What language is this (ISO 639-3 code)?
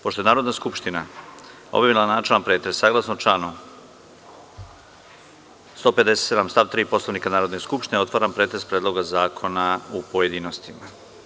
srp